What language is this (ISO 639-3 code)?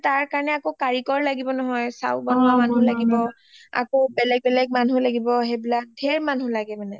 asm